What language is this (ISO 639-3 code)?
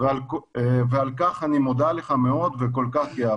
heb